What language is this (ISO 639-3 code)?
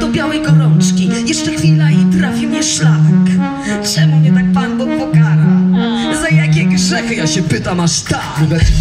pol